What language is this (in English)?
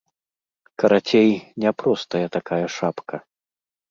Belarusian